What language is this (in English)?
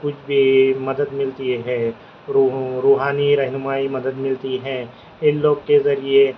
Urdu